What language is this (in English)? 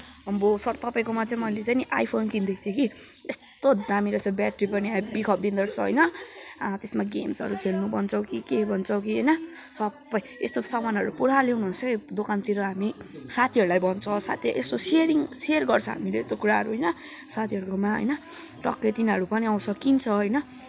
Nepali